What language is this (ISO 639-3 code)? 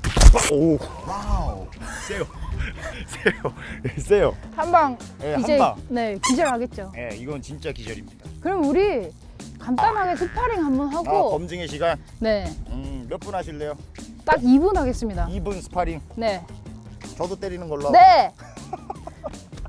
kor